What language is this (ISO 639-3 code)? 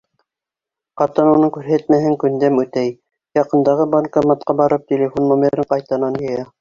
bak